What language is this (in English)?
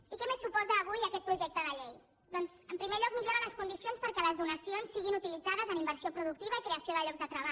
Catalan